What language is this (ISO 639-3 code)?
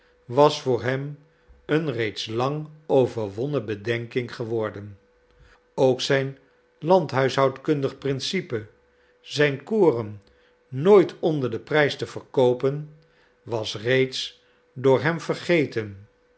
nld